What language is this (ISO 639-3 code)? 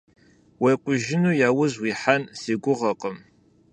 kbd